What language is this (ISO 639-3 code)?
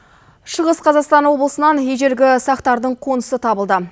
kaz